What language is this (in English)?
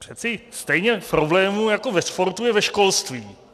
Czech